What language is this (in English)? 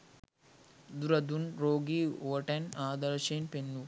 Sinhala